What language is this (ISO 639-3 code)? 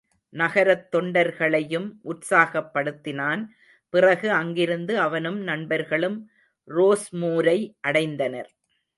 tam